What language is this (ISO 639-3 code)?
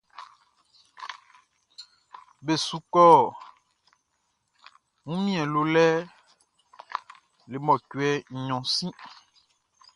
bci